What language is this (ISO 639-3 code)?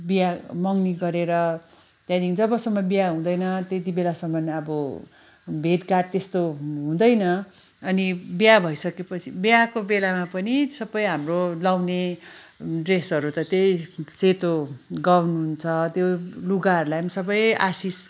nep